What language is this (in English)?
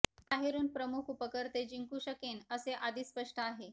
Marathi